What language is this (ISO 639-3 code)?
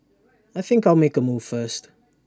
eng